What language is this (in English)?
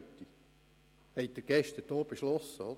Swiss German